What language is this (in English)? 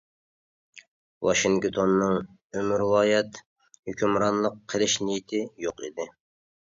Uyghur